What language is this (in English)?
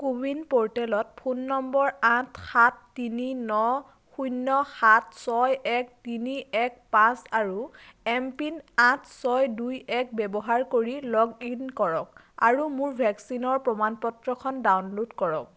Assamese